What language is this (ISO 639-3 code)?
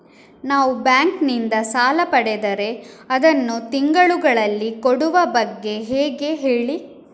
kan